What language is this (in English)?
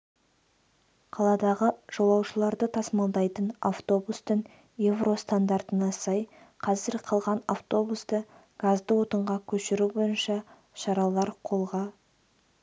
Kazakh